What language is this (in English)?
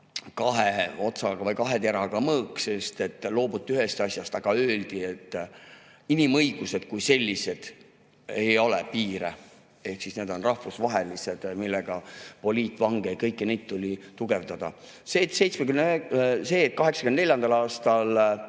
Estonian